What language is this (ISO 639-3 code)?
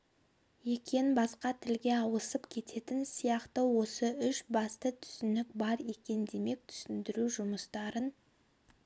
kaz